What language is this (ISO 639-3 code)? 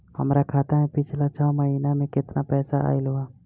bho